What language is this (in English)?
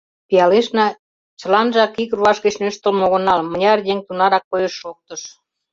Mari